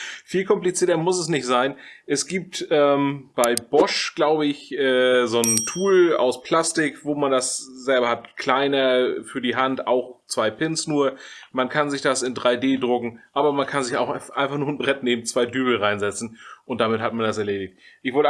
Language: German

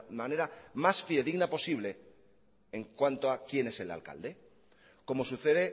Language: Spanish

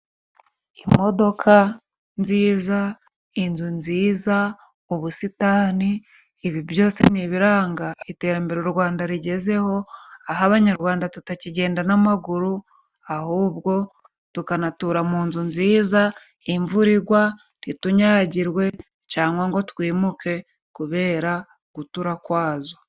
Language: Kinyarwanda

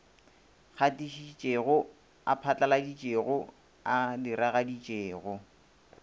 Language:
Northern Sotho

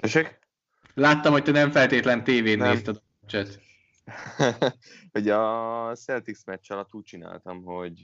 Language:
Hungarian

